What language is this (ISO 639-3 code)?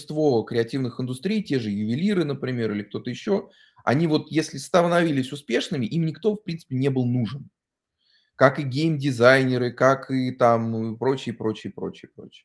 rus